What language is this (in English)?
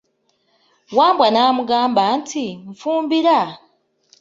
Ganda